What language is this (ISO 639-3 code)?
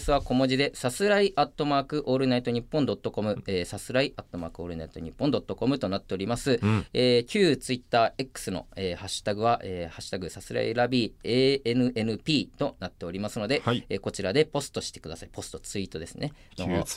jpn